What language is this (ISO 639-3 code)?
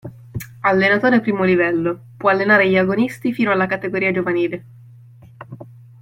ita